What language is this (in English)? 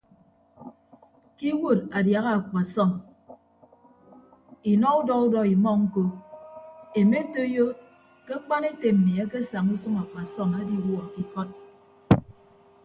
Ibibio